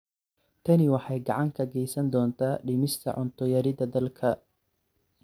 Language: Somali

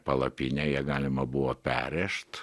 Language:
Lithuanian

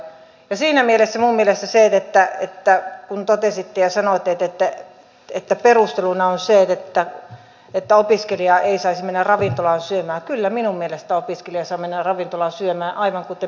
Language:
Finnish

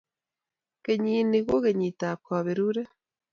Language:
Kalenjin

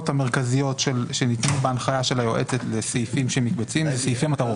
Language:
Hebrew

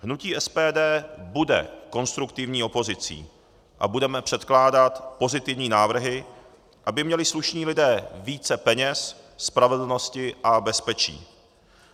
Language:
Czech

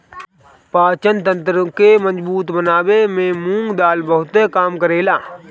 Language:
Bhojpuri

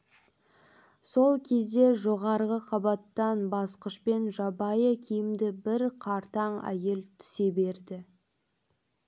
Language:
Kazakh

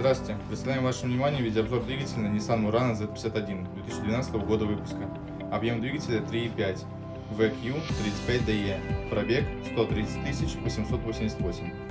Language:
Russian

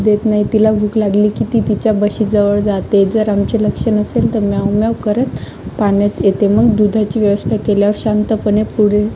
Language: Marathi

